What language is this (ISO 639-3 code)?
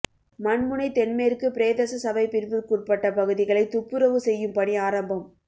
tam